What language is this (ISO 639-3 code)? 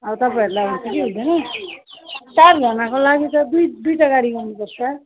nep